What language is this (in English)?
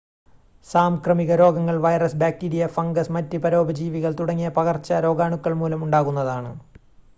Malayalam